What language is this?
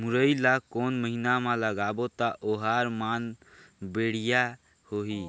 Chhattisgarhi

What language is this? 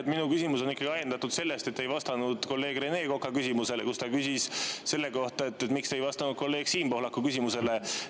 Estonian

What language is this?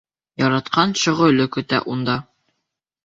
Bashkir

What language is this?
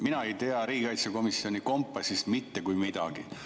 Estonian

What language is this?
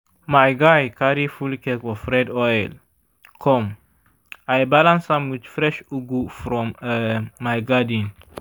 Nigerian Pidgin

